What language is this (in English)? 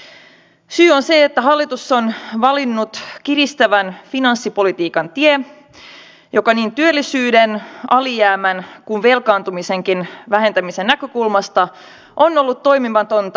Finnish